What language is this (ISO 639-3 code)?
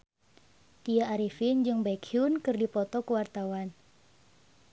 sun